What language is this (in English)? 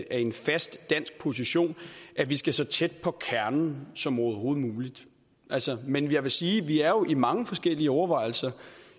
Danish